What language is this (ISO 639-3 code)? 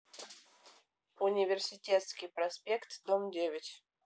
rus